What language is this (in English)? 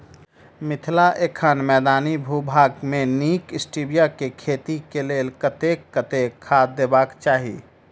Maithili